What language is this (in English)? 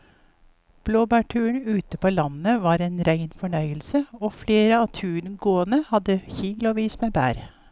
Norwegian